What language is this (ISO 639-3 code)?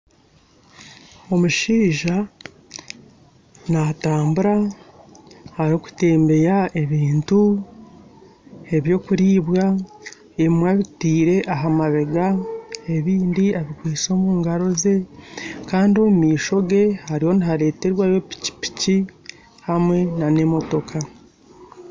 nyn